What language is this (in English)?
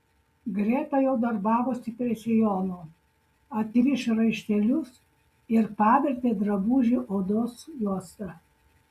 Lithuanian